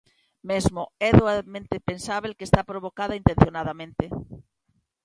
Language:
Galician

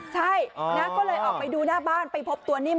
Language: Thai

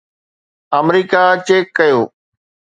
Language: Sindhi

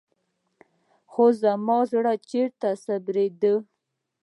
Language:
Pashto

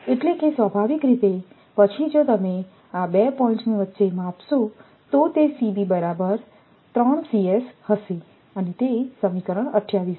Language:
Gujarati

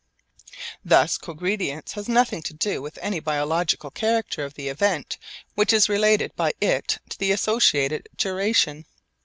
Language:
English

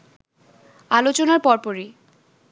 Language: Bangla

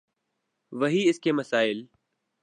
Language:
Urdu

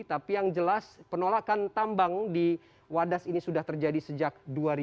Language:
Indonesian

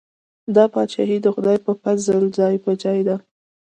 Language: Pashto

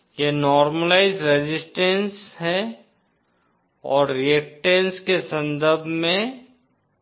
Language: Hindi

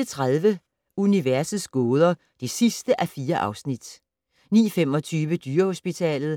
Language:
Danish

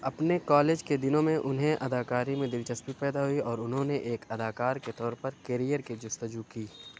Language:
Urdu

